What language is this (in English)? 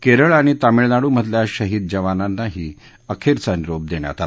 Marathi